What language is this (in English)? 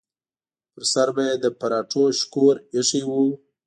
Pashto